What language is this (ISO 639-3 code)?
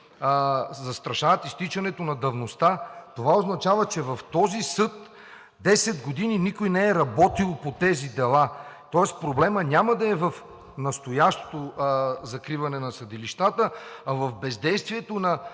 bul